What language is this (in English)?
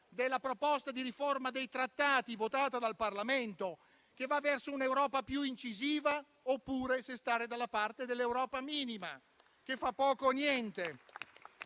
Italian